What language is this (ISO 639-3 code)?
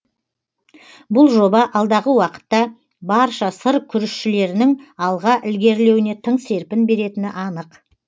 kaz